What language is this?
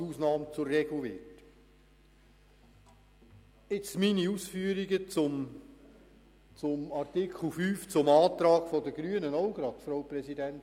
Swiss German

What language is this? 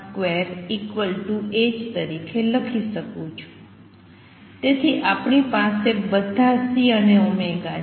Gujarati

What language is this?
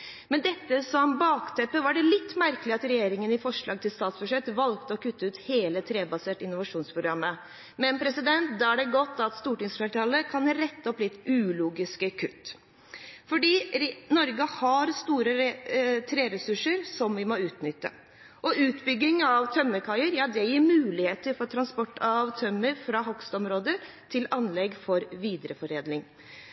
Norwegian Bokmål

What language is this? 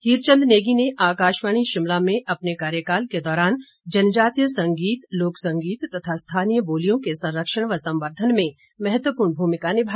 Hindi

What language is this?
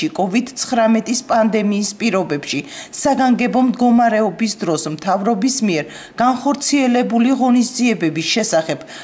Romanian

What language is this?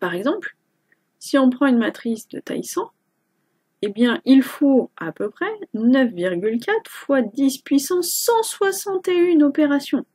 French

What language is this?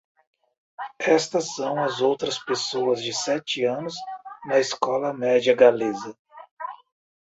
Portuguese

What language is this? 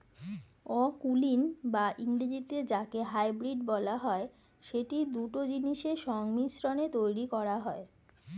Bangla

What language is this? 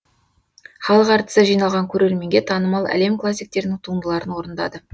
Kazakh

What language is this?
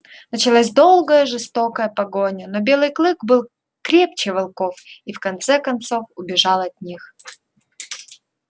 Russian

